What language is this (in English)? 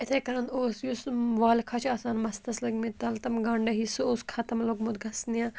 Kashmiri